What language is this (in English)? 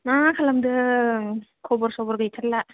Bodo